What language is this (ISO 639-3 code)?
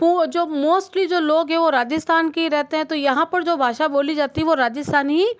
hin